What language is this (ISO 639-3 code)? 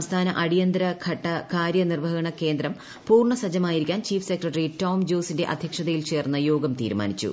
mal